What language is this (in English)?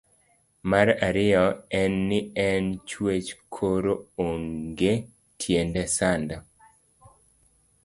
Luo (Kenya and Tanzania)